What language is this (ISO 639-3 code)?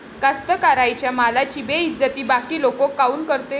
mar